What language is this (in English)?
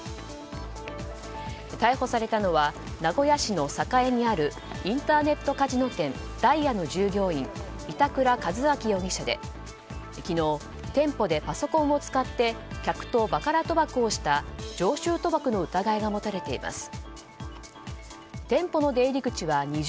Japanese